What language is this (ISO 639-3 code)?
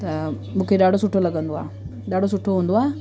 snd